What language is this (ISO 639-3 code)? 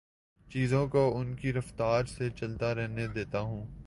urd